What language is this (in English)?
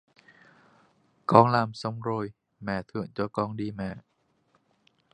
Vietnamese